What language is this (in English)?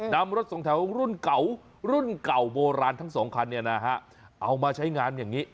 Thai